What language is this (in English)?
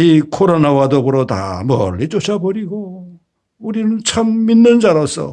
Korean